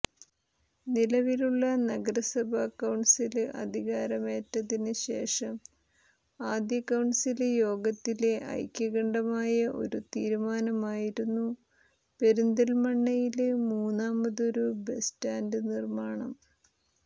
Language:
Malayalam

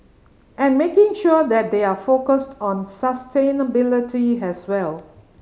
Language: English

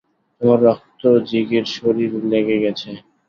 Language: Bangla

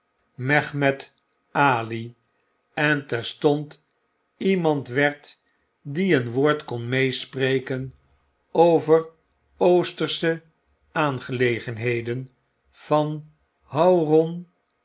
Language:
Dutch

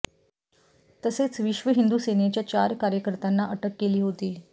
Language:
Marathi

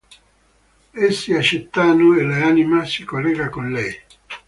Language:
Italian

